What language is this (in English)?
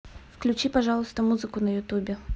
Russian